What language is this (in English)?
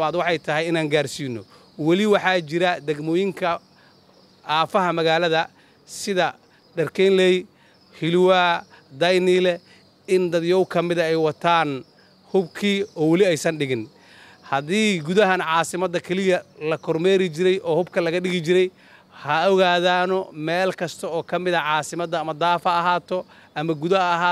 Arabic